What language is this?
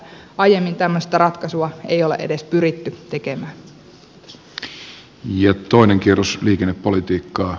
Finnish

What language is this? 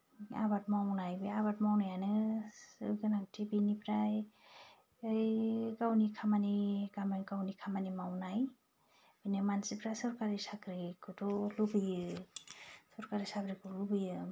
Bodo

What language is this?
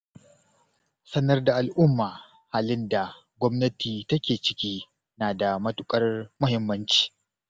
Hausa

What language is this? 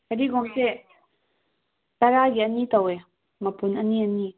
Manipuri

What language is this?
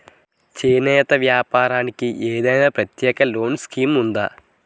Telugu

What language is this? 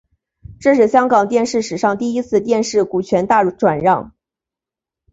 Chinese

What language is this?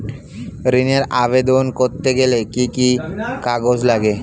Bangla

